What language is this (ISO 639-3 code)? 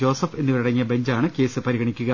mal